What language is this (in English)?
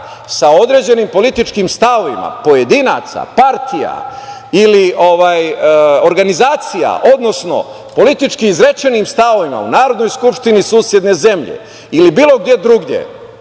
Serbian